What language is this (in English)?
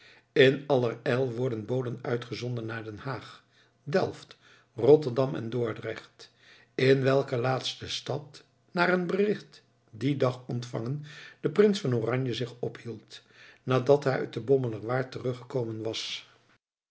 Dutch